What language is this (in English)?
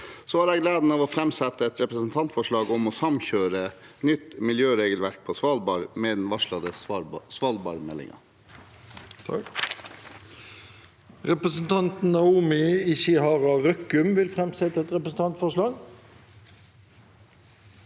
Norwegian